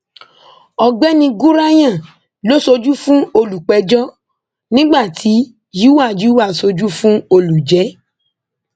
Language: Yoruba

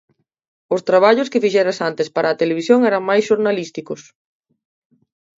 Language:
Galician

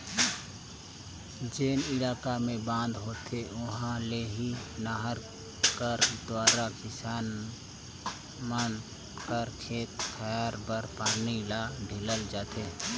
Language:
Chhattisgarhi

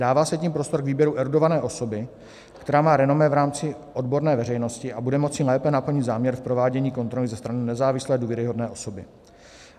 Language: Czech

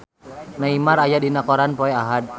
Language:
Sundanese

